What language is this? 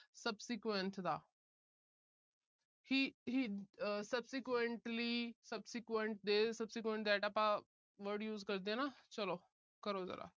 Punjabi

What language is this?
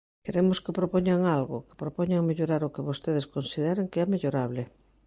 Galician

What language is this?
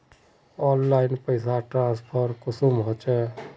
Magahi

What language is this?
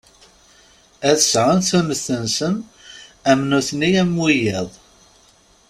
Kabyle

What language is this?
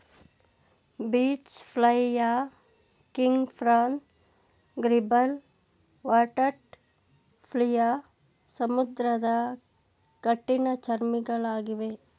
Kannada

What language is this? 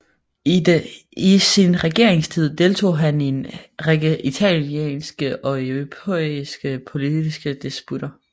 Danish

